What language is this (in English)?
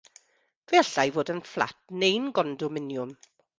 Welsh